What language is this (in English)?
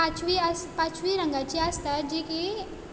Konkani